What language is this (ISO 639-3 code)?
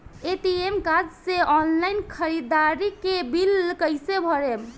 bho